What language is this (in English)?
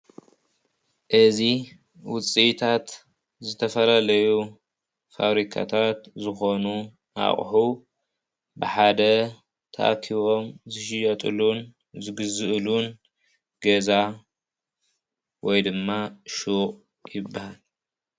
Tigrinya